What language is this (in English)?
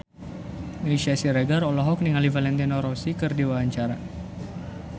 Sundanese